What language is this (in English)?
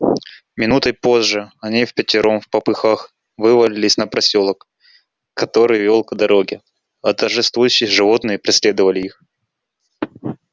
Russian